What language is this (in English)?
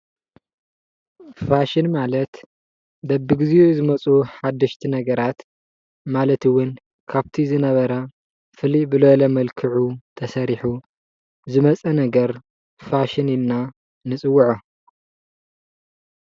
Tigrinya